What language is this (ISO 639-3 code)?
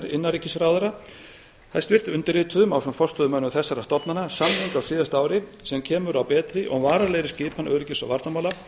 isl